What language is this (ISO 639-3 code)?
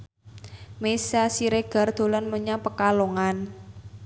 jav